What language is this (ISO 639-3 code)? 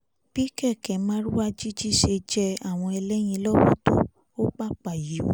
yor